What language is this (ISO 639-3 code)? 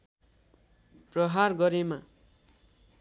nep